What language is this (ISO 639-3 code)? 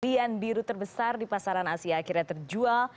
ind